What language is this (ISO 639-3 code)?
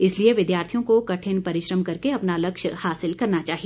hin